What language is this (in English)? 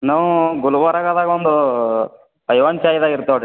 Kannada